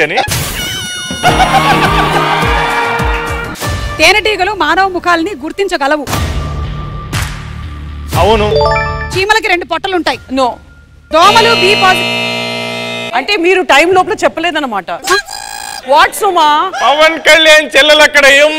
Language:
Turkish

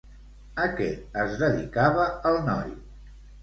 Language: Catalan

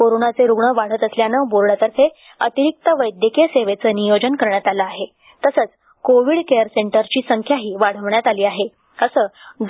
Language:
Marathi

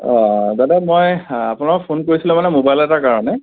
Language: Assamese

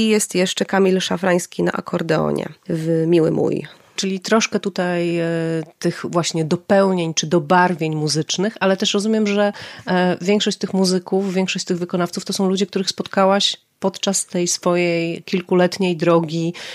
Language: Polish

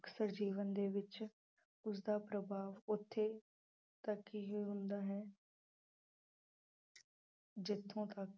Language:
Punjabi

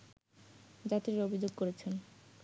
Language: Bangla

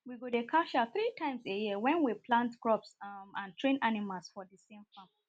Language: Nigerian Pidgin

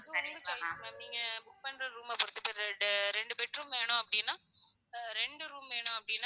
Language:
Tamil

